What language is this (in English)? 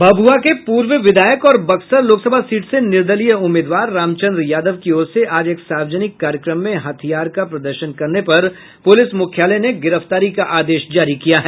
Hindi